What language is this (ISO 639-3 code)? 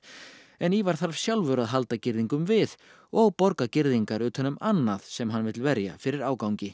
isl